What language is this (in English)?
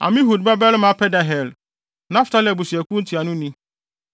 Akan